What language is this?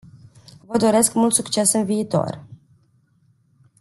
Romanian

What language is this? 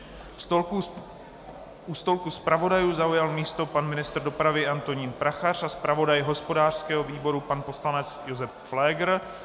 Czech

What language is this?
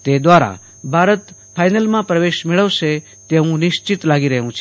Gujarati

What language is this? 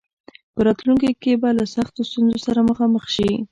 Pashto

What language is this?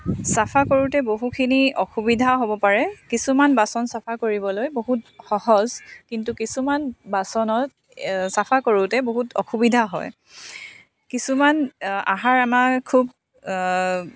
Assamese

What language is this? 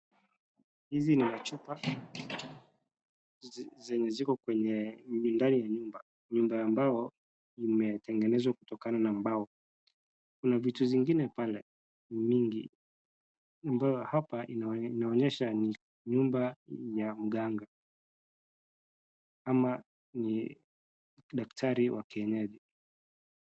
Swahili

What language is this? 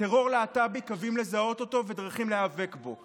Hebrew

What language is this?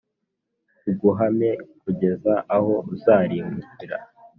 Kinyarwanda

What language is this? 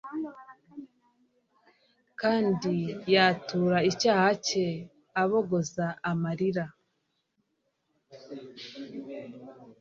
Kinyarwanda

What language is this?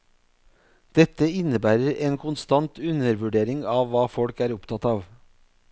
Norwegian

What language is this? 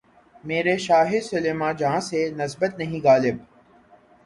Urdu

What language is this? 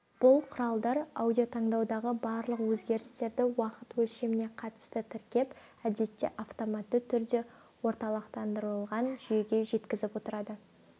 Kazakh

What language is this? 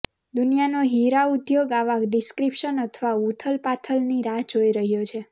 Gujarati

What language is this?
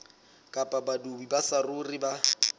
Southern Sotho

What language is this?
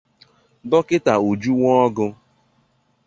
Igbo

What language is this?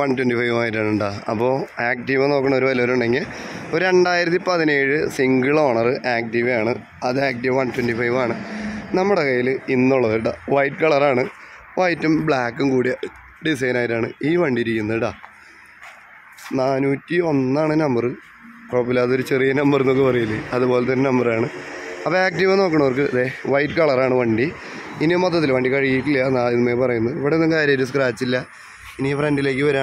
Malayalam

